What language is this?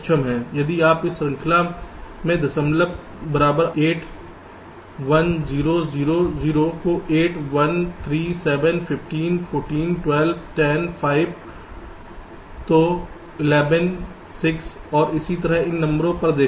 Hindi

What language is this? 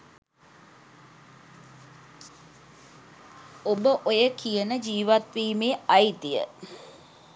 Sinhala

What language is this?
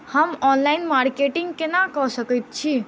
Maithili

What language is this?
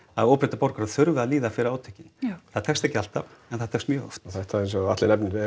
Icelandic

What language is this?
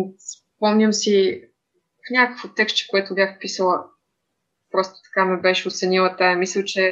Bulgarian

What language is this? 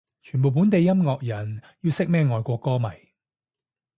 Cantonese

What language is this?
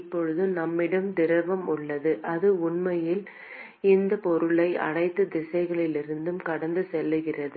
Tamil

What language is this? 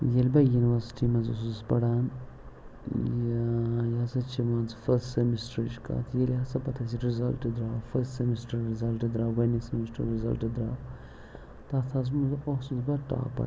Kashmiri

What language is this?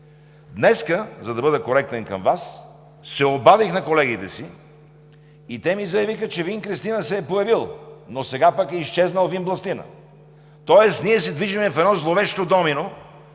Bulgarian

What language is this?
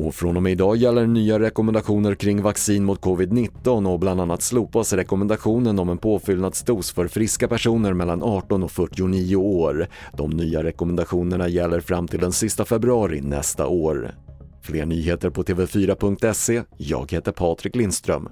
Swedish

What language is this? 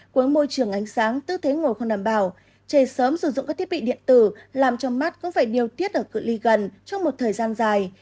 Vietnamese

